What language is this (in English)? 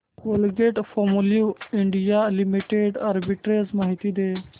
Marathi